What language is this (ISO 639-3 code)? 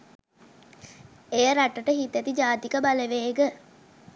sin